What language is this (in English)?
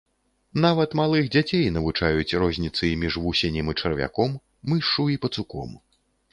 Belarusian